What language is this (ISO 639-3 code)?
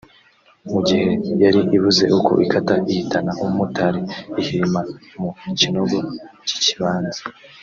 kin